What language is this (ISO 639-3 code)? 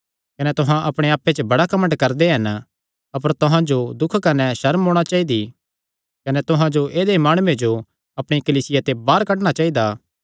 xnr